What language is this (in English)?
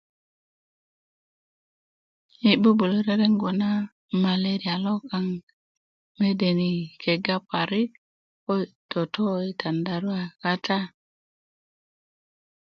Kuku